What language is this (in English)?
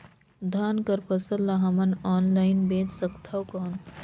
Chhattisgarhi